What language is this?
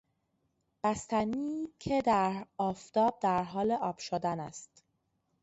Persian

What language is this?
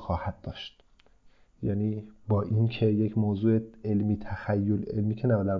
Persian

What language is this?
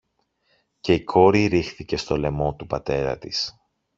Greek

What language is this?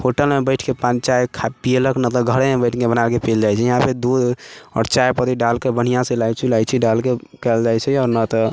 Maithili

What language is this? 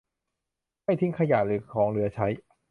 Thai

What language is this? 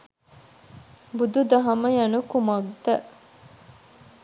Sinhala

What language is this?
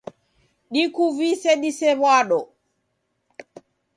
Taita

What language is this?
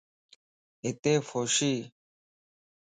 Lasi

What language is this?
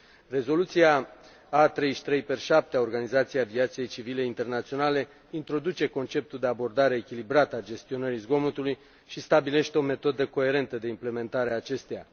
Romanian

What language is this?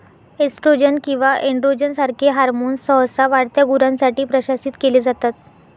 Marathi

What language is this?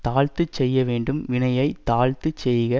Tamil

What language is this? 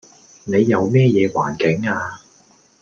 Cantonese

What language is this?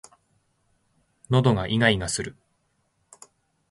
Japanese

